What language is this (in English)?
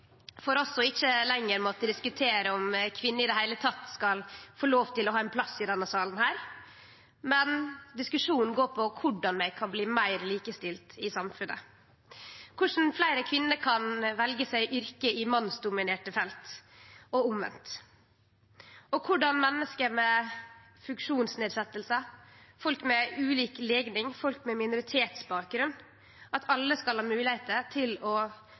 Norwegian Nynorsk